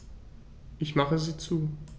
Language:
German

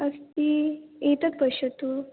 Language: Sanskrit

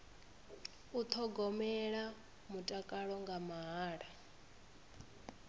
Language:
Venda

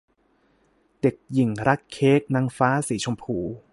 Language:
Thai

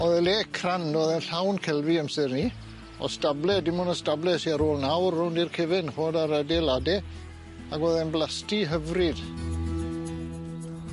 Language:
Welsh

